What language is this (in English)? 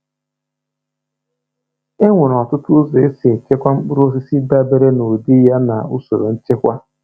Igbo